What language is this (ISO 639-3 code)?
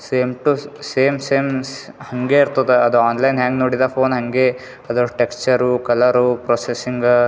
kan